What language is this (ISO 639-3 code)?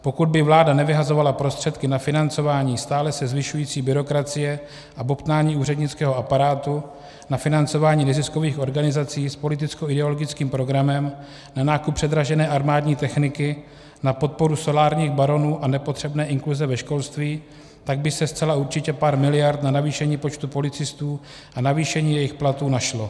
ces